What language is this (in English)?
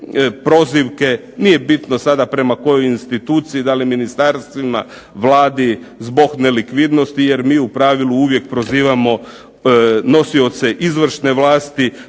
Croatian